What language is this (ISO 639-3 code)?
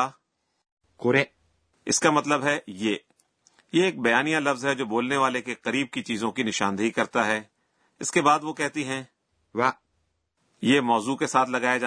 urd